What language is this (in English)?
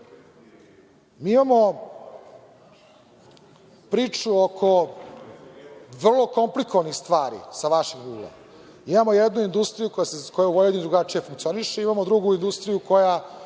Serbian